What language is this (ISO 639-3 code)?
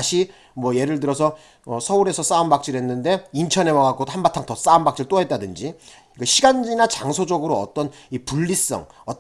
kor